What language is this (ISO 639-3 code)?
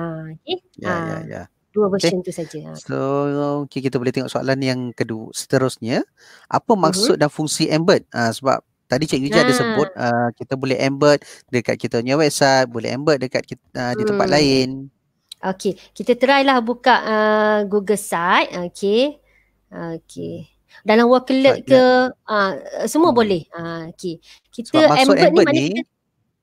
msa